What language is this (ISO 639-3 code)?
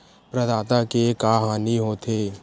hne